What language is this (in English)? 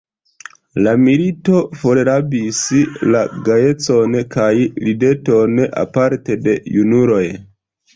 Esperanto